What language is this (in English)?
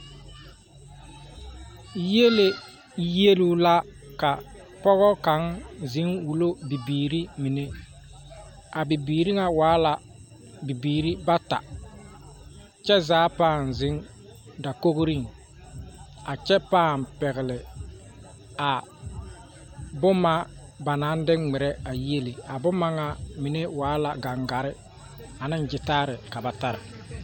Southern Dagaare